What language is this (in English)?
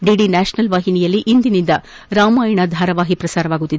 Kannada